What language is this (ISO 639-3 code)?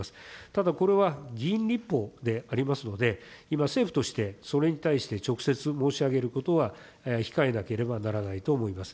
jpn